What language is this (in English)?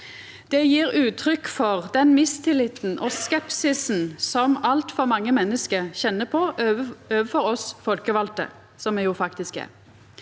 Norwegian